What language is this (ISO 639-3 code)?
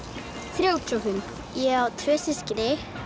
isl